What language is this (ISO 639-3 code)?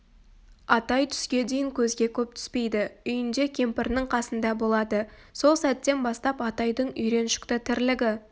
kaz